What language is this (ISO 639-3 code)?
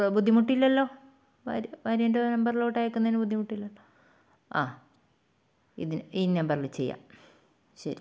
mal